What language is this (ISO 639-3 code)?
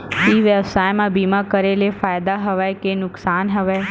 hne